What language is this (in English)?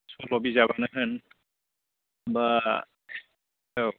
Bodo